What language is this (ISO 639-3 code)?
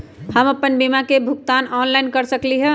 mag